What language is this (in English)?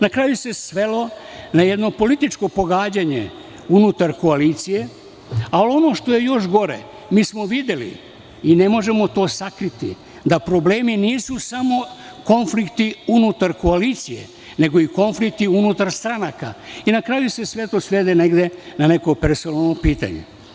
Serbian